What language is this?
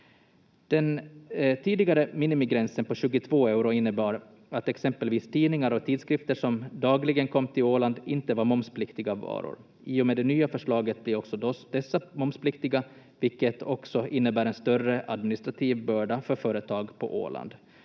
Finnish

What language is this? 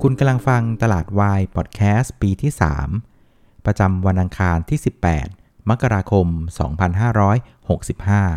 Thai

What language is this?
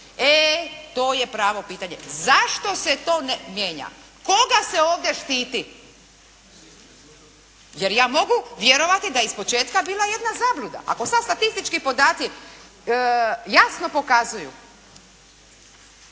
Croatian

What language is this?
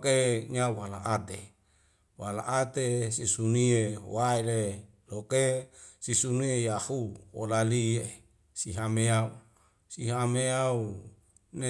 Wemale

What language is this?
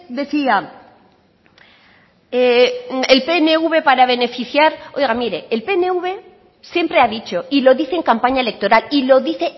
Spanish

